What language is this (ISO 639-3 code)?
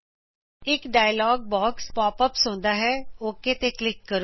pan